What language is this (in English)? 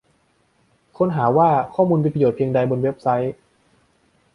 Thai